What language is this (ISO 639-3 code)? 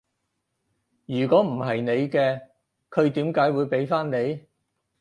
yue